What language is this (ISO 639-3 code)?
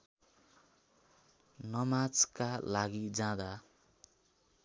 nep